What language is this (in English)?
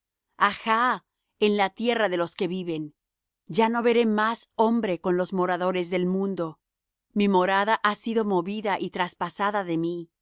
Spanish